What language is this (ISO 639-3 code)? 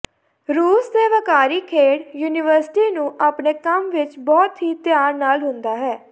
pan